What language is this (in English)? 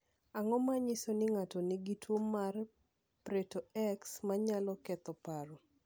Luo (Kenya and Tanzania)